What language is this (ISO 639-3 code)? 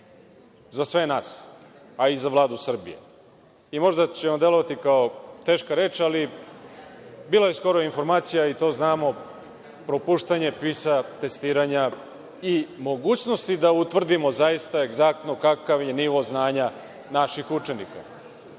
srp